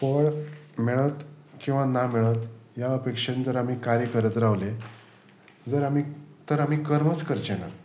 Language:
Konkani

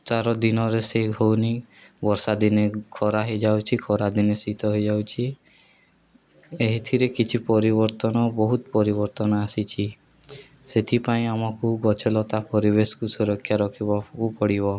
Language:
Odia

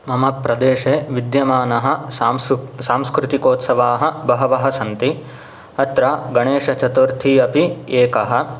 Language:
Sanskrit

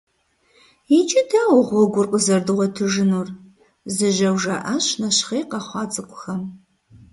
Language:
Kabardian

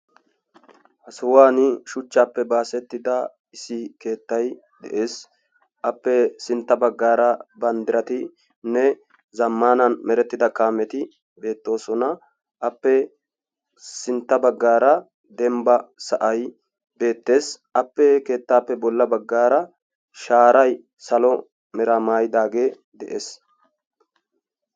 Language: Wolaytta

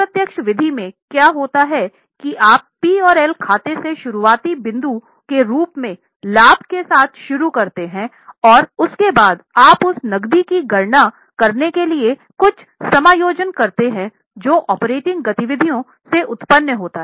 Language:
Hindi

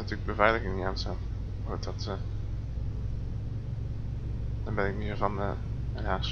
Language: Dutch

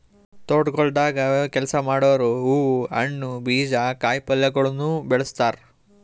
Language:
Kannada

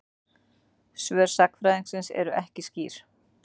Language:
Icelandic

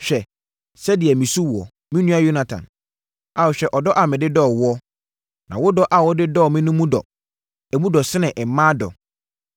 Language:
Akan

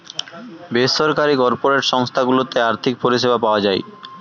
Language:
Bangla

